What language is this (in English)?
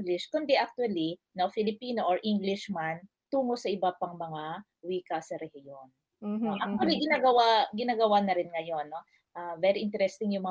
Filipino